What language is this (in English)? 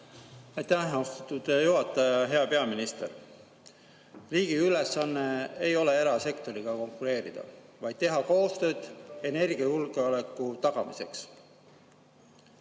Estonian